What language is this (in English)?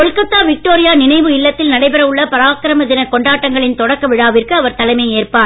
Tamil